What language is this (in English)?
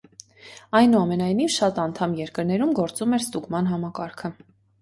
Armenian